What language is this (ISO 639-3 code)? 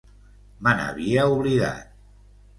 cat